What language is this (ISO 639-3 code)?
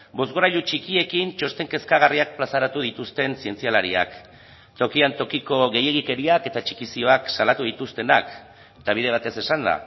eus